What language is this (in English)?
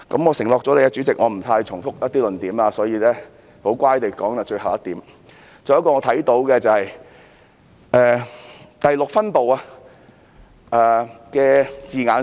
Cantonese